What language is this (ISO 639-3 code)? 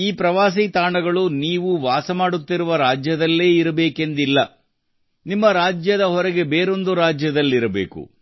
kan